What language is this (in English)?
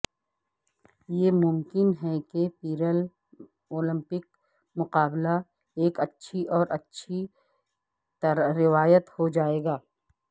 Urdu